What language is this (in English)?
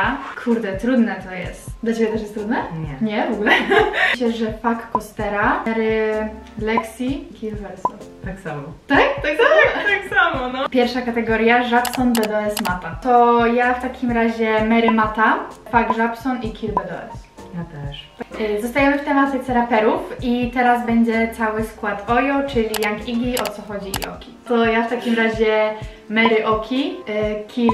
Polish